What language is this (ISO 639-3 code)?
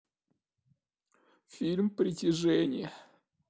rus